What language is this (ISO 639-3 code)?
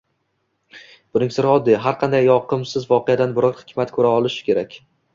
uzb